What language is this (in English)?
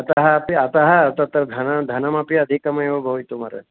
Sanskrit